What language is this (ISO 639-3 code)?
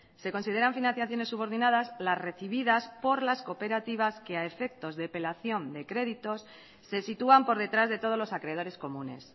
spa